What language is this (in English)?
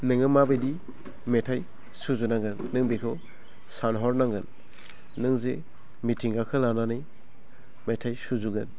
Bodo